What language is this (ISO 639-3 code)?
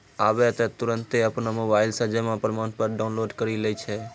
mai